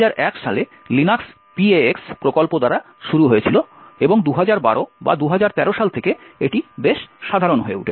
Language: Bangla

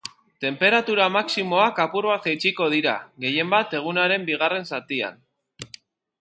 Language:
Basque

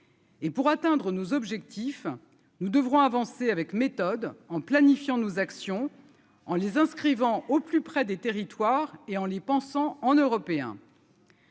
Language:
French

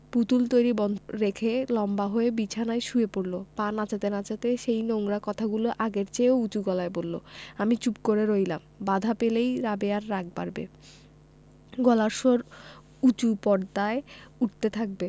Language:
Bangla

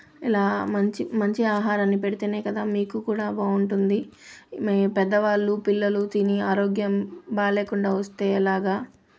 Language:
Telugu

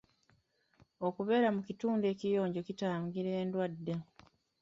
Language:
Ganda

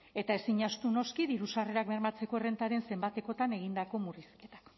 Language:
Basque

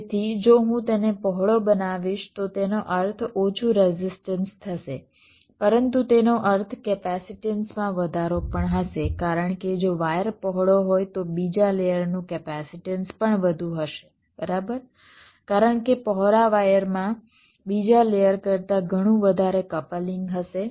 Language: Gujarati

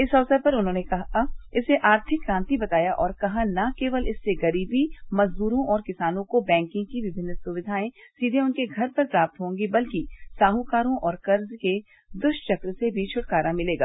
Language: Hindi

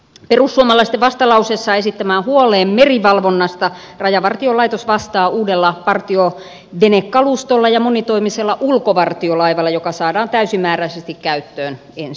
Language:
Finnish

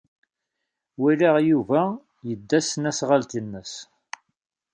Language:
Kabyle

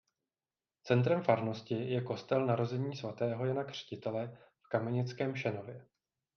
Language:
Czech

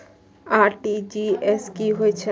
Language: Maithili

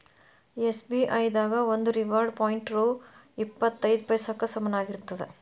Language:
Kannada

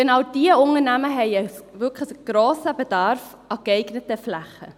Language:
Swiss German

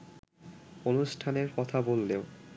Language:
Bangla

